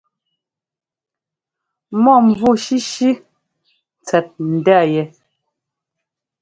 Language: Ngomba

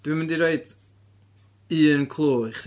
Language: Welsh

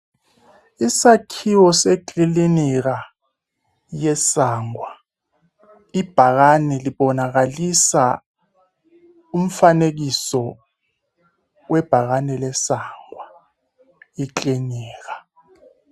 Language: North Ndebele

